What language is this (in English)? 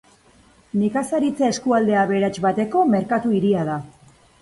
Basque